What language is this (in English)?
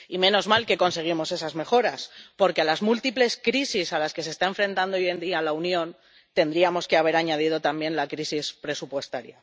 Spanish